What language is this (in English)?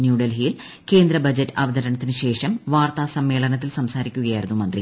Malayalam